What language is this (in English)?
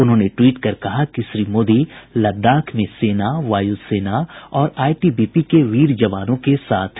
Hindi